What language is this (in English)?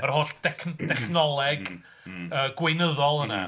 Welsh